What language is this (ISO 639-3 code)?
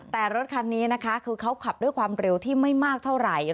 tha